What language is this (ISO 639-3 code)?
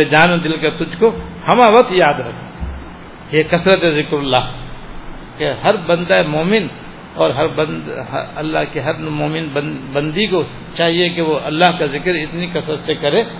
urd